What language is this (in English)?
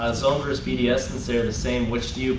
English